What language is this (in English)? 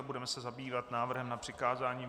Czech